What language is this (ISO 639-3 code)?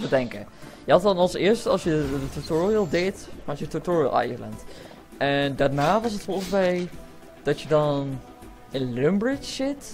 nld